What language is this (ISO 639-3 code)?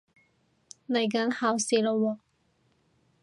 yue